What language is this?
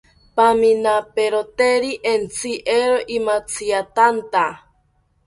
South Ucayali Ashéninka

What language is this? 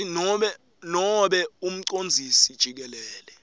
Swati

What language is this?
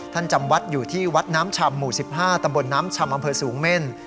Thai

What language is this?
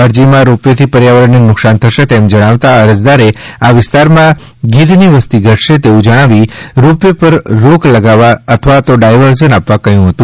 Gujarati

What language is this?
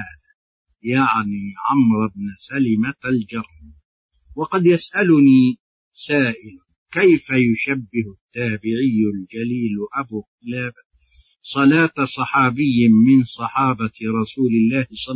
Arabic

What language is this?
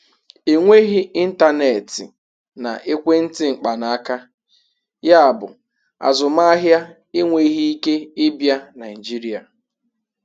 Igbo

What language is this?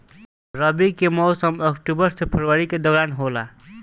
Bhojpuri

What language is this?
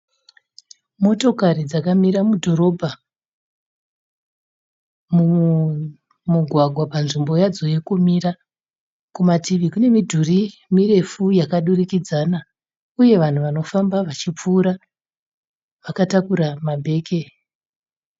Shona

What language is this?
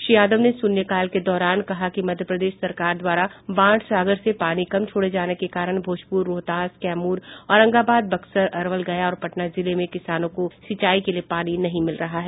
Hindi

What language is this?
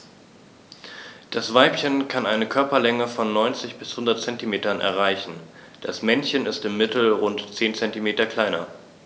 German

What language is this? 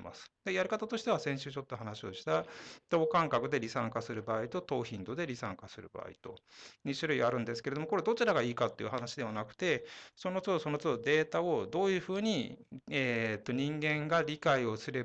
Japanese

